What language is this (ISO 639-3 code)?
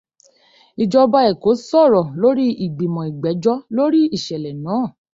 yor